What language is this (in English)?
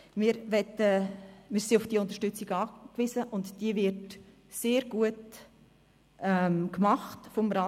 Swiss German